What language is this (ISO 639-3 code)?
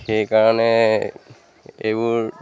asm